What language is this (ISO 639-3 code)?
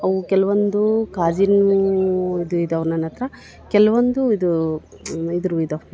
kan